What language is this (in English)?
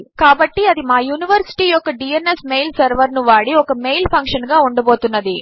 Telugu